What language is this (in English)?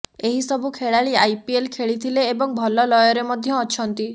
Odia